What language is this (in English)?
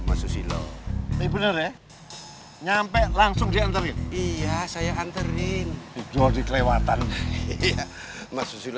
Indonesian